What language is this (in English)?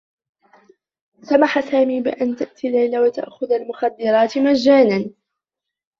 Arabic